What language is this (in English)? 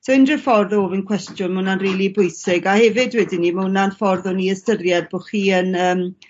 Welsh